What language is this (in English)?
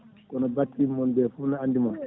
Fula